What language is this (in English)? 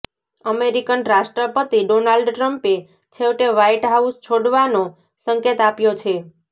Gujarati